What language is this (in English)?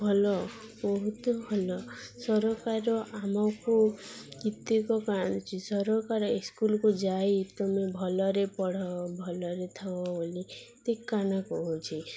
Odia